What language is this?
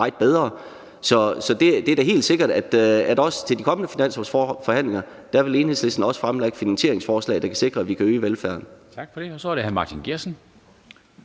Danish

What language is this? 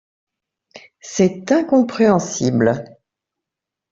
French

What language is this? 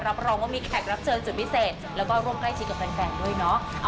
Thai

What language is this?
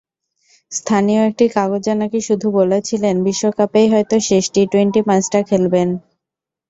Bangla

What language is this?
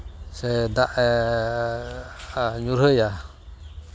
Santali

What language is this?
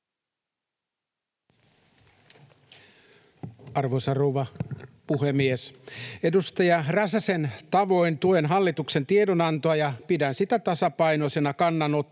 Finnish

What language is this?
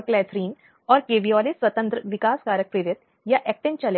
Hindi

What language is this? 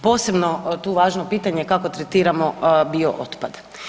Croatian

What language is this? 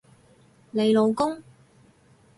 Cantonese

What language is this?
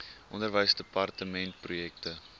Afrikaans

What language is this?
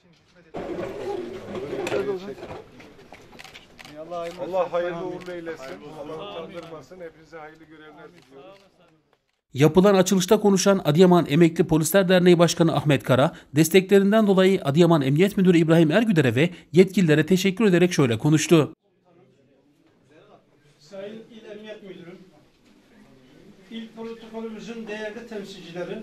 Turkish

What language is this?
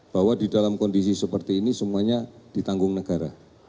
Indonesian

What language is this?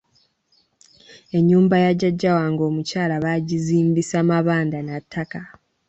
Ganda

